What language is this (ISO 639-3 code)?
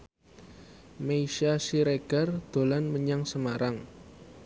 jav